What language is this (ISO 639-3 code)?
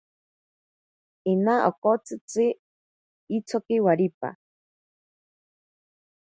prq